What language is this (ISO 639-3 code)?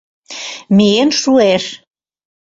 chm